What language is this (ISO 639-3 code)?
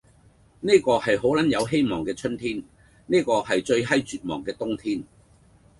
yue